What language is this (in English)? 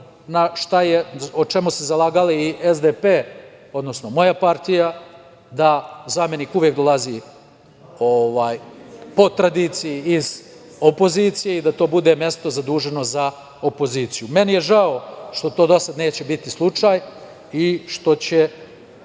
Serbian